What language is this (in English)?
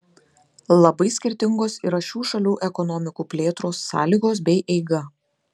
Lithuanian